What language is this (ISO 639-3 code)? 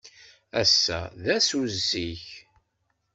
kab